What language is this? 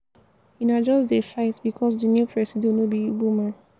Nigerian Pidgin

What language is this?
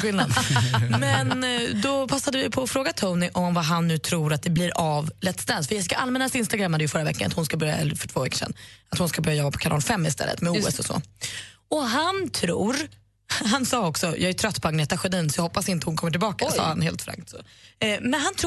Swedish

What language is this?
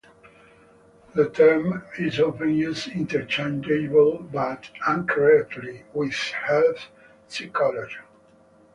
English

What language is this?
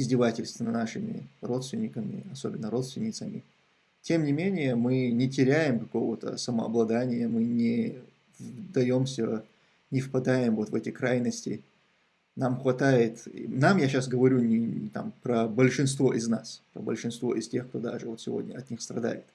Russian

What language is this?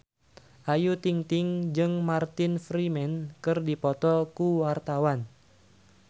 Sundanese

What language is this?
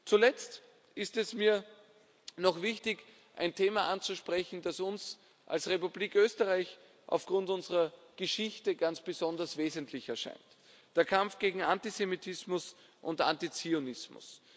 German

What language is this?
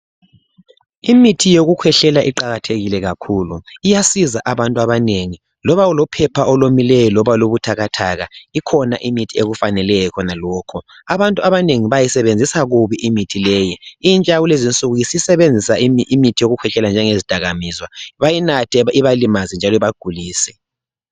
North Ndebele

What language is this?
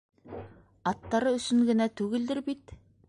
Bashkir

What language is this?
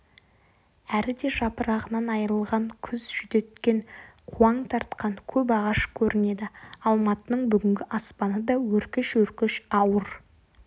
Kazakh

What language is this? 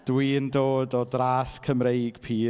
Welsh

